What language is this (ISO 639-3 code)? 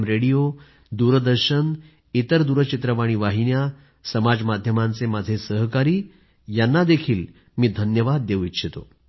mar